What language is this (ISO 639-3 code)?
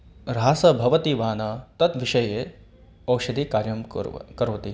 san